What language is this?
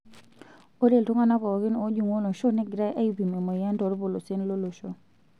Masai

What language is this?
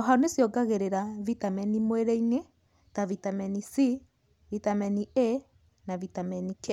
Kikuyu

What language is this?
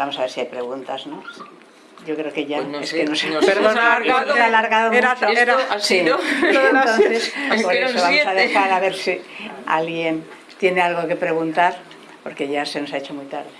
Spanish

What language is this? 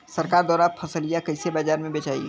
Bhojpuri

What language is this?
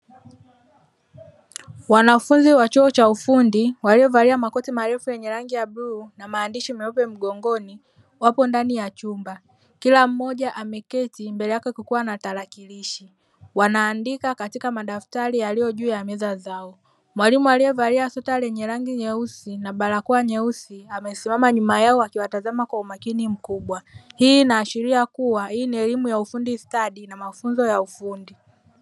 Swahili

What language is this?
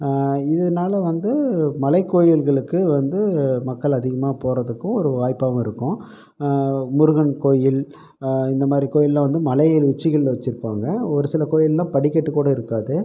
Tamil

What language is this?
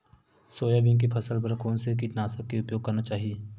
Chhattisgarhi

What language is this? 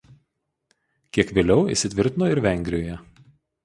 Lithuanian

